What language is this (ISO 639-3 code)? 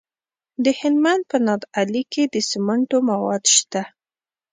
pus